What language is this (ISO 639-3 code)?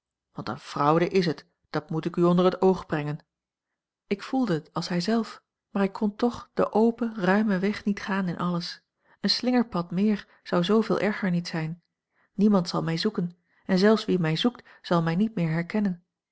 nld